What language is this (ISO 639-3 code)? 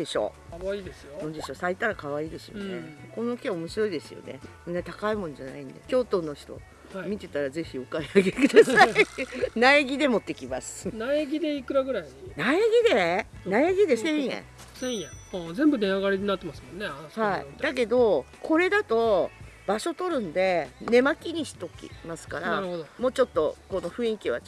jpn